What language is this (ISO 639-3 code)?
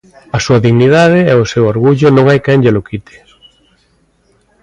glg